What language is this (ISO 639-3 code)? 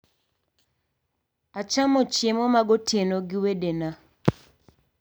luo